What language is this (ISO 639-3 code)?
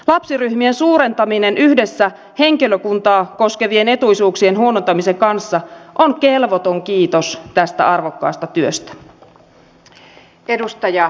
fin